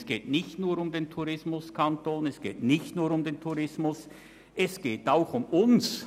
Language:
Swiss German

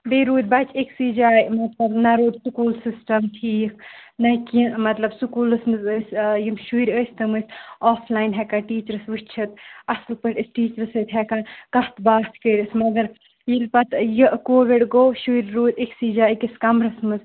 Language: Kashmiri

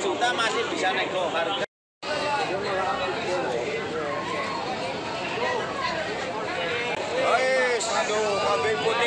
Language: Indonesian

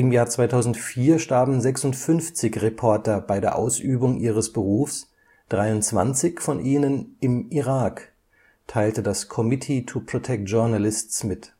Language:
German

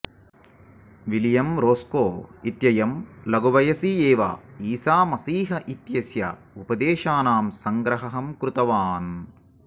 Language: Sanskrit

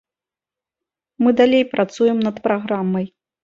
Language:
Belarusian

